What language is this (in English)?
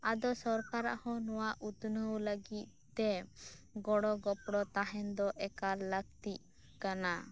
Santali